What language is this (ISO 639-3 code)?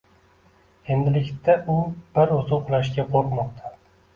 uzb